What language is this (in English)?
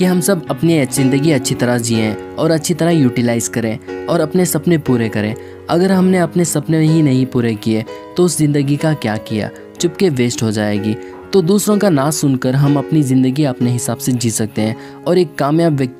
Hindi